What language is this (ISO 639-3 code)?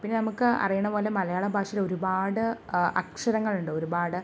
mal